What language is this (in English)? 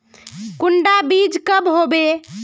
Magahi